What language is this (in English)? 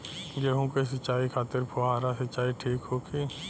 Bhojpuri